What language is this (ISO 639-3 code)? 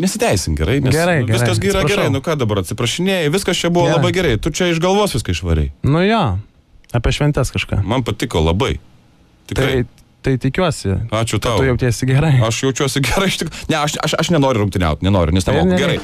lit